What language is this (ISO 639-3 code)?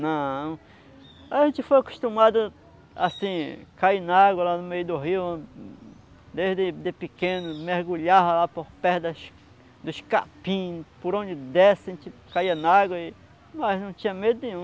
por